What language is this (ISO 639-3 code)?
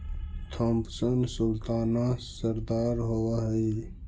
mag